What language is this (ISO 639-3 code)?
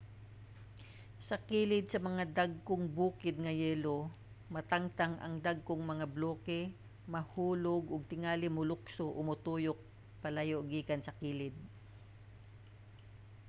ceb